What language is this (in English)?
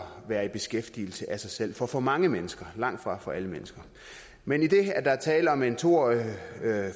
Danish